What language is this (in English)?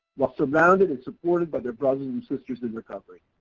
English